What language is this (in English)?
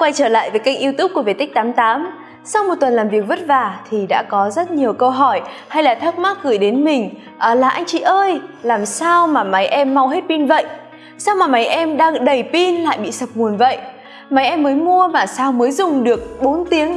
Vietnamese